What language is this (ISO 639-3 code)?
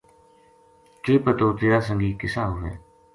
gju